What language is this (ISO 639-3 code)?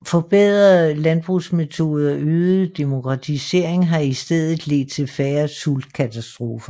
dan